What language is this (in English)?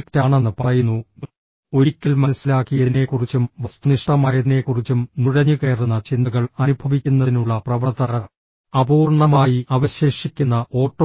Malayalam